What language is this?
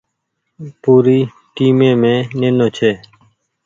Goaria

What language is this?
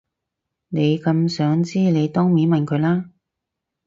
Cantonese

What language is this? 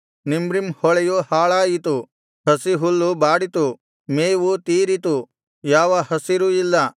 Kannada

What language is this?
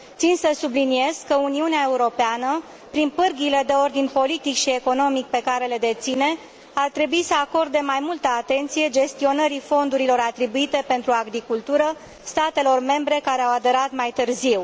Romanian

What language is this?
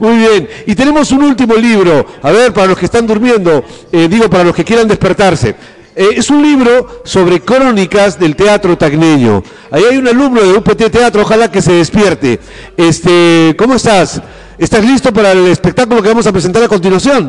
Spanish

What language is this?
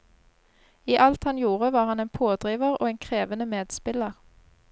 Norwegian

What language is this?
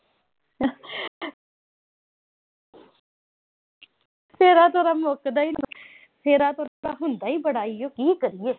Punjabi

